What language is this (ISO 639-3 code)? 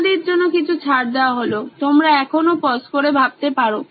ben